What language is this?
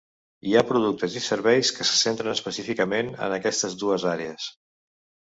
Catalan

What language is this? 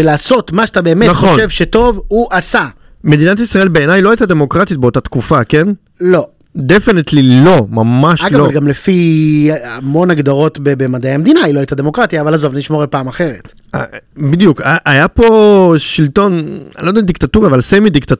Hebrew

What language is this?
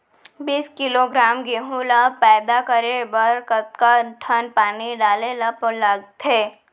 Chhattisgarhi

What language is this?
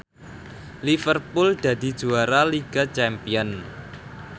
Javanese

